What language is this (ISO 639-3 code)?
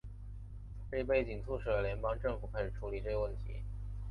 zho